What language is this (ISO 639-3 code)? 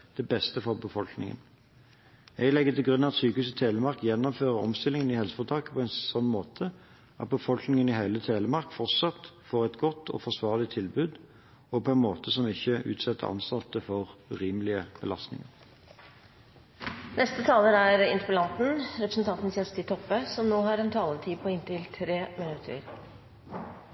nor